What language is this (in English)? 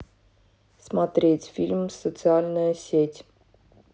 Russian